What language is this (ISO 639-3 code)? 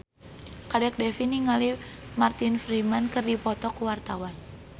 sun